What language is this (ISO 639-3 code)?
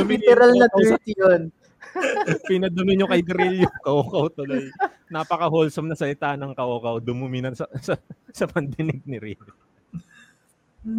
fil